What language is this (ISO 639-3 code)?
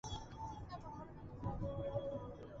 spa